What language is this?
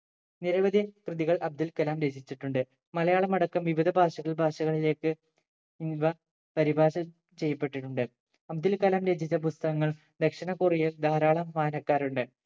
Malayalam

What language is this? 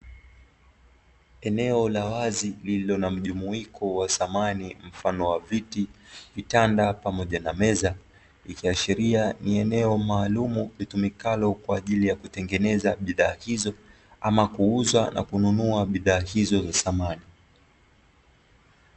Swahili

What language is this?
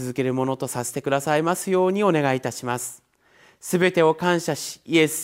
Japanese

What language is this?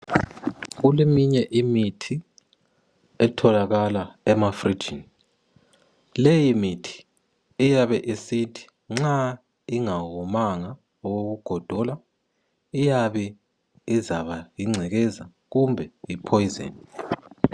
North Ndebele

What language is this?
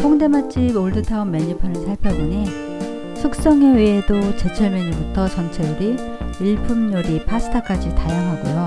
Korean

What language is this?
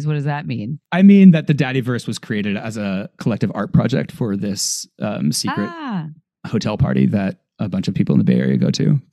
English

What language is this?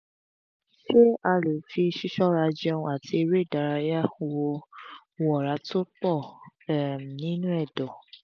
Yoruba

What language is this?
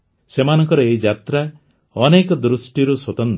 Odia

